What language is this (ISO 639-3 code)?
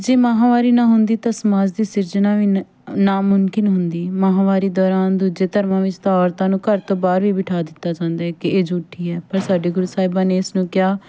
pan